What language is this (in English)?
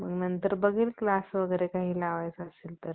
Marathi